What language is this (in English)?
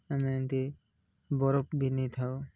Odia